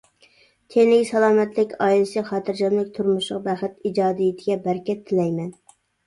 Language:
Uyghur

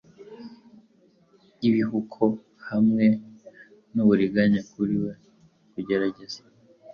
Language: Kinyarwanda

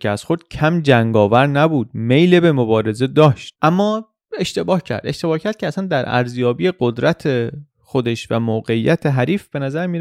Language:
Persian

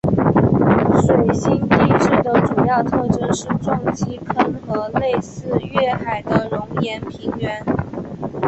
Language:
Chinese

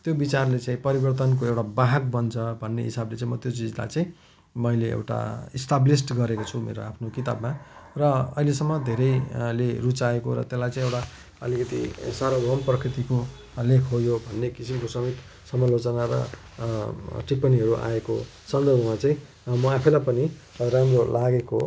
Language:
Nepali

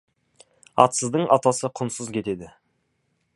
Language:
Kazakh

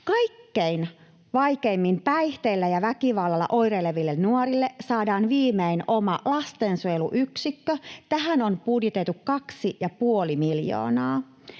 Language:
Finnish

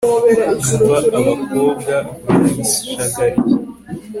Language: Kinyarwanda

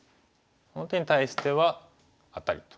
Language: Japanese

